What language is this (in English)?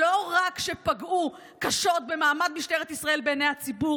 Hebrew